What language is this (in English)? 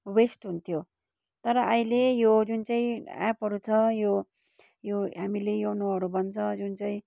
Nepali